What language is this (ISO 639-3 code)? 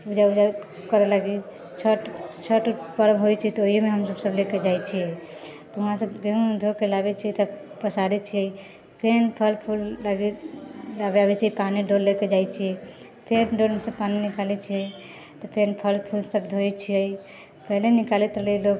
mai